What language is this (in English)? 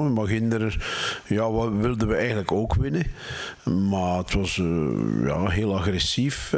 Dutch